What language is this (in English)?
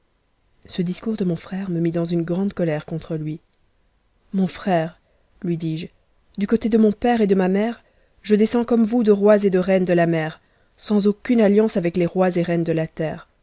French